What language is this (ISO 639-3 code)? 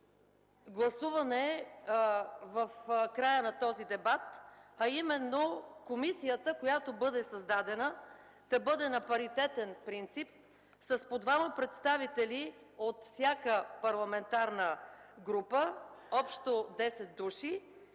bul